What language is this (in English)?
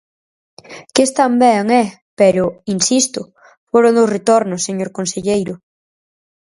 Galician